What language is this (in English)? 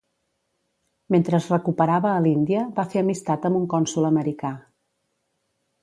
Catalan